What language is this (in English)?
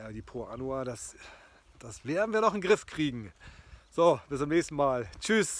German